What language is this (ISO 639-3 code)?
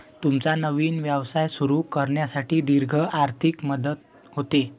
mar